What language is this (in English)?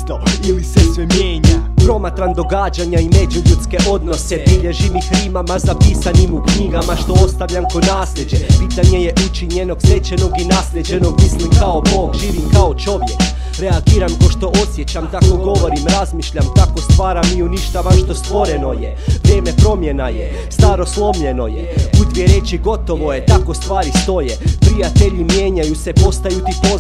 Turkish